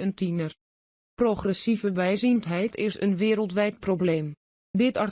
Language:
Dutch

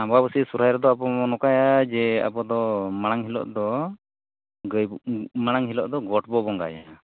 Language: Santali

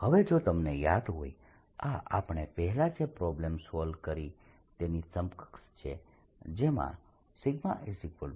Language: Gujarati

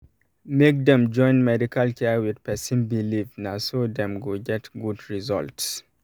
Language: Nigerian Pidgin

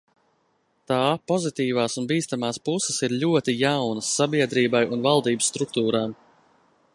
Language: Latvian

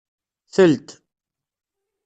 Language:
Kabyle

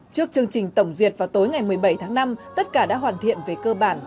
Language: Vietnamese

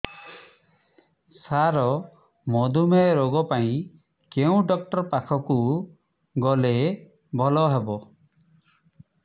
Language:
Odia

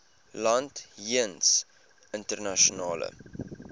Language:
Afrikaans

